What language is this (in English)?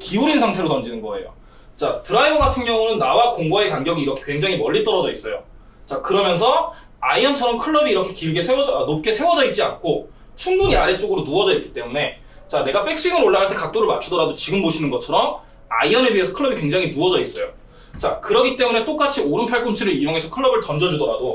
Korean